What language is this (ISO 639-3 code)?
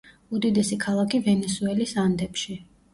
kat